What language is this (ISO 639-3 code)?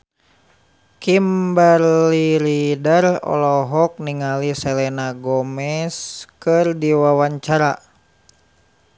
sun